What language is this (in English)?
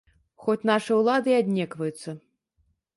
Belarusian